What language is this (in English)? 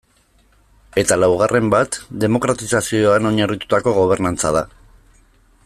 Basque